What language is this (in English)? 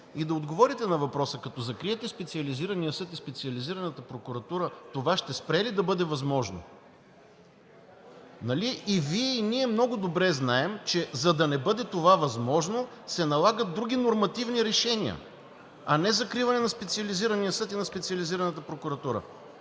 Bulgarian